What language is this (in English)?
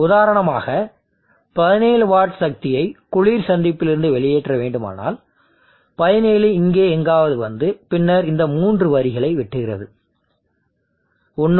Tamil